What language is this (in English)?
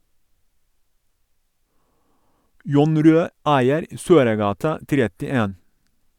Norwegian